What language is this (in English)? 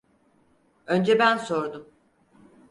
Turkish